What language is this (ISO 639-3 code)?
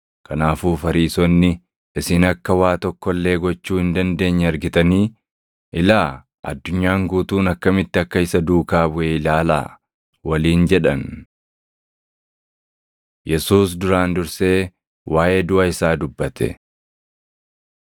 orm